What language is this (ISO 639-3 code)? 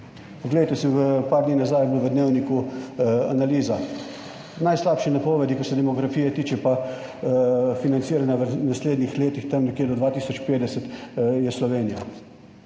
slv